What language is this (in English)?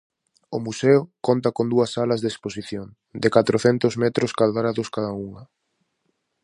Galician